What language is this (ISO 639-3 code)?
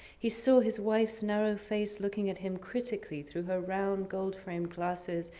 eng